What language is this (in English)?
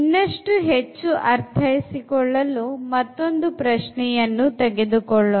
Kannada